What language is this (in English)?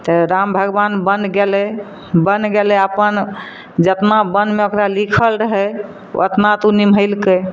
Maithili